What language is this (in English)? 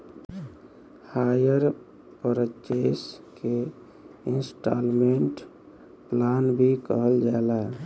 Bhojpuri